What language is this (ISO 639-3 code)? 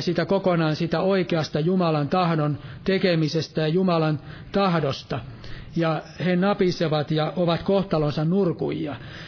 fin